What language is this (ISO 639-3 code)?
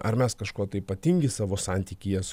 lit